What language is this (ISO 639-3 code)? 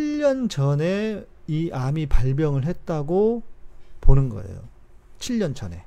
kor